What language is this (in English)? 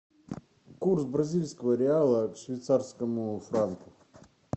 Russian